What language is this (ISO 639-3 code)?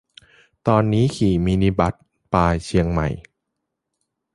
tha